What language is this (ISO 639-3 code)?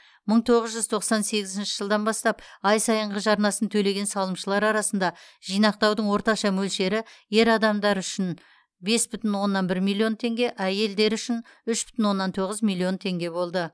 kaz